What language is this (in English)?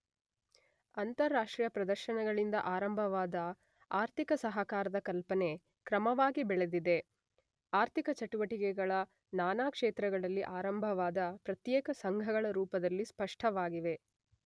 Kannada